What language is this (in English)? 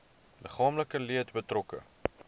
Afrikaans